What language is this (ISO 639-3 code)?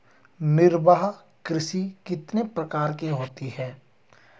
hin